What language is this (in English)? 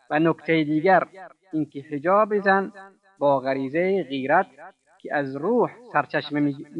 Persian